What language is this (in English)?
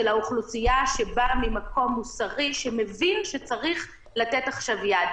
Hebrew